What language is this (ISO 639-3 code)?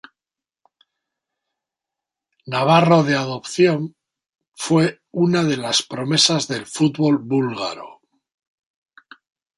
spa